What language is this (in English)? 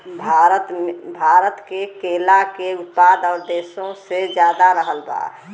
Bhojpuri